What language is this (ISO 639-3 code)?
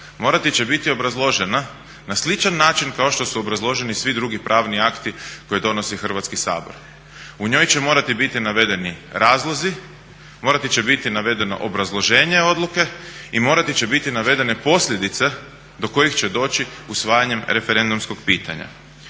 hrv